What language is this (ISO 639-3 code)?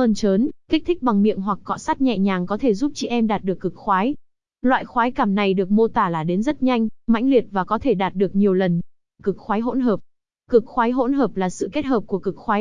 vie